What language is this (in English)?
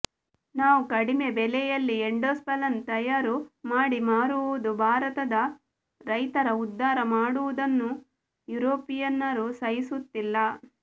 Kannada